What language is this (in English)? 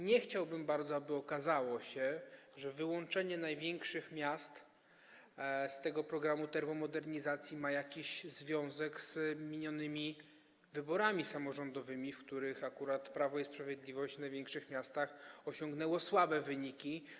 Polish